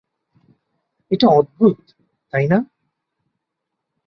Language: Bangla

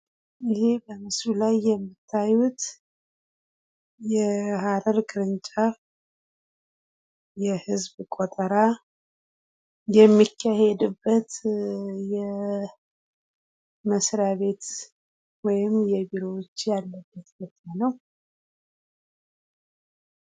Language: Amharic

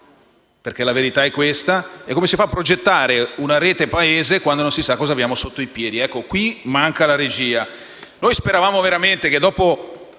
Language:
Italian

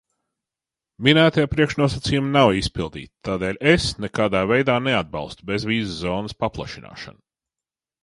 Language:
Latvian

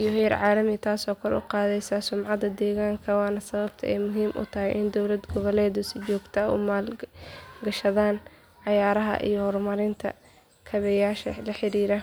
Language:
Somali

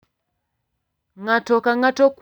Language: Luo (Kenya and Tanzania)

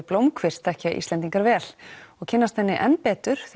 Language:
Icelandic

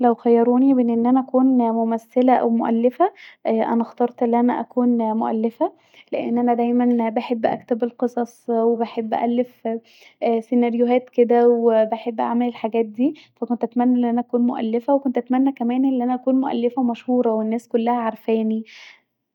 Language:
Egyptian Arabic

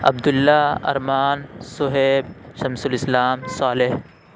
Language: Urdu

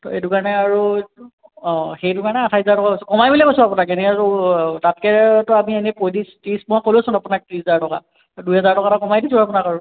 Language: Assamese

